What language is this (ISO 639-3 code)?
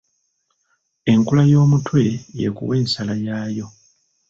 lug